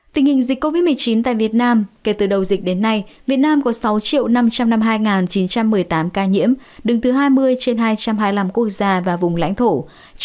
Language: Vietnamese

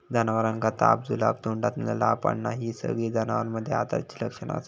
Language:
Marathi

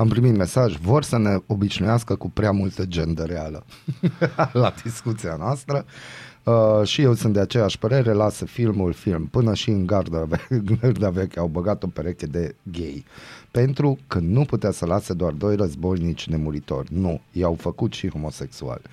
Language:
Romanian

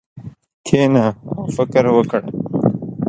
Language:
Pashto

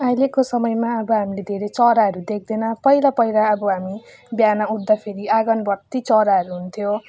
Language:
Nepali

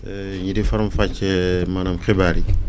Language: Wolof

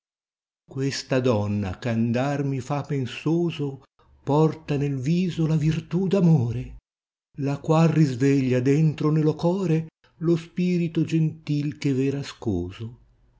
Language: Italian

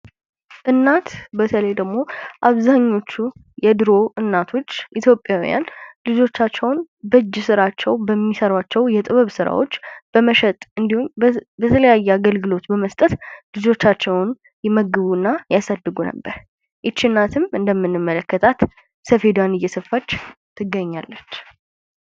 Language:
Amharic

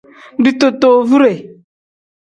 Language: Tem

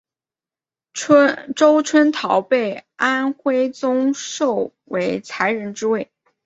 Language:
Chinese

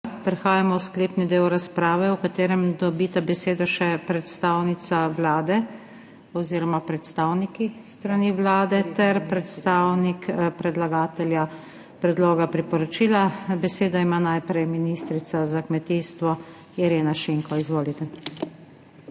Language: Slovenian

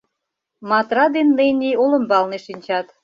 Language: Mari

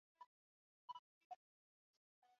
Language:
Swahili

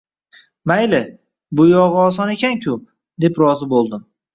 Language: Uzbek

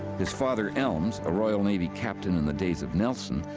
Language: English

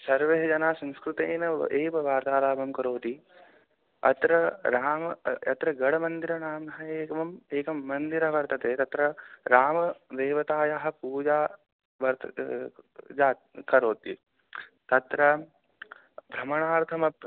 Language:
Sanskrit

